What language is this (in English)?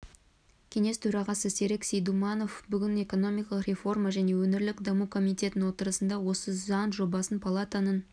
Kazakh